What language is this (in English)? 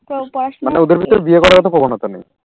Bangla